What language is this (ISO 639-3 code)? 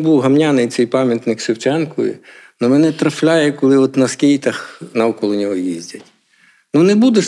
ukr